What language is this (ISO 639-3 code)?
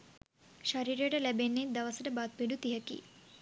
sin